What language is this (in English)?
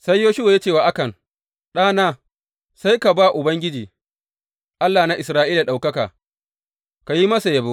Hausa